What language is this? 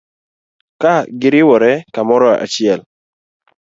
Luo (Kenya and Tanzania)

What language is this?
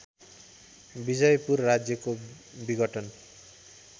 Nepali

